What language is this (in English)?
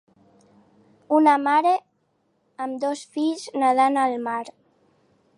Catalan